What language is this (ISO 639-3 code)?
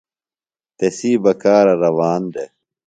phl